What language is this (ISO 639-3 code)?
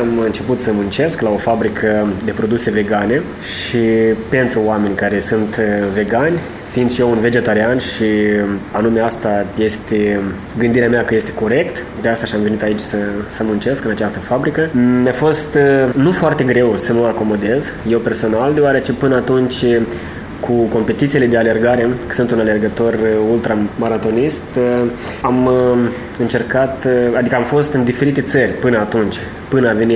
ron